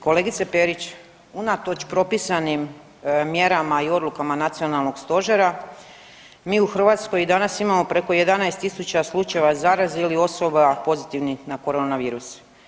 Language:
Croatian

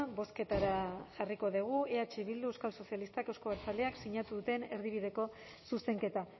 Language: Basque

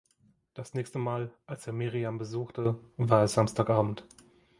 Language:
German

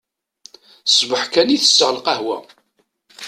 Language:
Kabyle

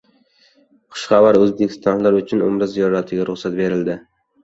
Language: Uzbek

